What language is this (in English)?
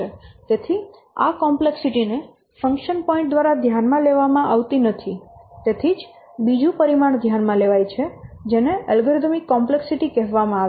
Gujarati